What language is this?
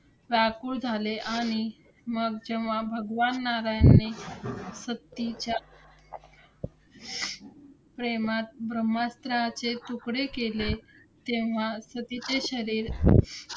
Marathi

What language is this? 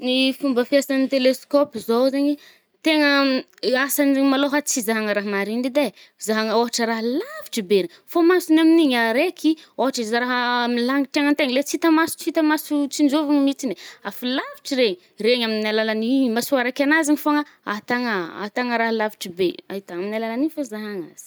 Northern Betsimisaraka Malagasy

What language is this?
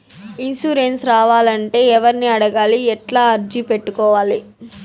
Telugu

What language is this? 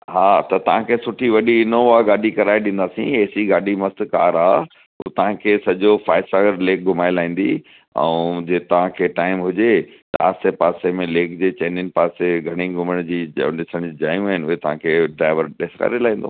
Sindhi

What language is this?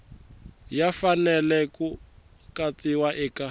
Tsonga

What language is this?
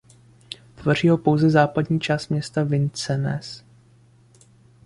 Czech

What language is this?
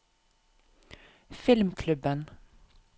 Norwegian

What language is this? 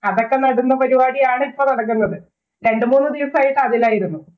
Malayalam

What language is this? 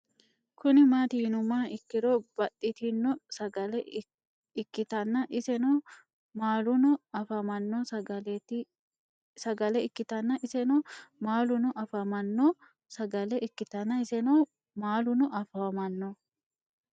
Sidamo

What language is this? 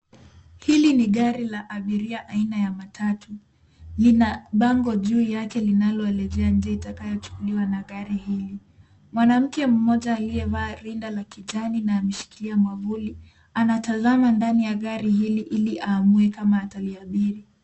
Swahili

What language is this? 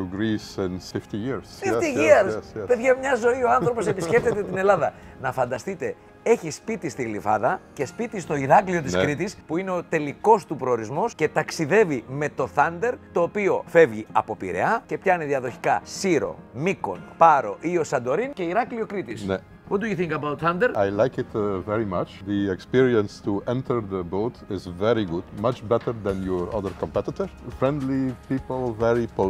Greek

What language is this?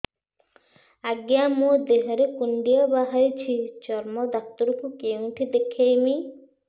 Odia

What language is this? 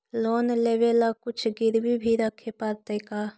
Magahi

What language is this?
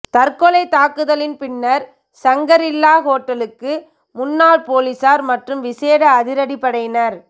Tamil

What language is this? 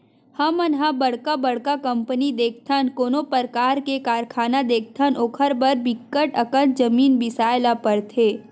Chhattisgarhi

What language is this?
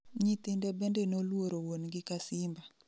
Luo (Kenya and Tanzania)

